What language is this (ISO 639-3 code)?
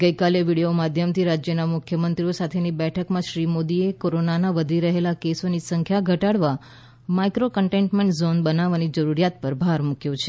guj